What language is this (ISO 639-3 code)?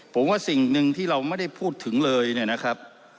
tha